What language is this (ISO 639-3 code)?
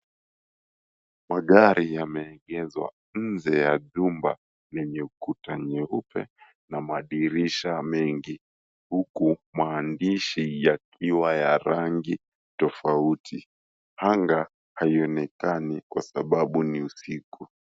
swa